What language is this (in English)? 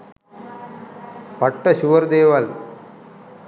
Sinhala